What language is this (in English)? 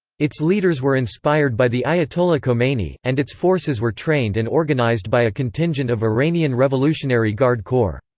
English